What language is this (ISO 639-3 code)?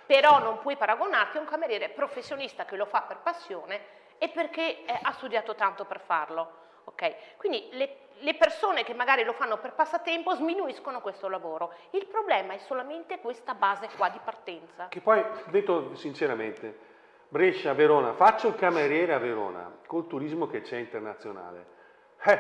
ita